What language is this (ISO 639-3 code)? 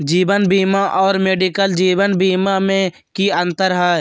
mag